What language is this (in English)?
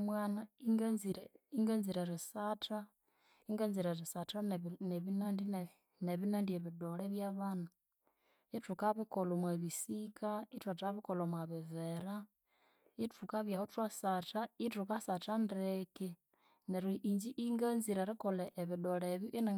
Konzo